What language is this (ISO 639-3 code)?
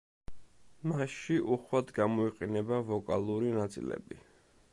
kat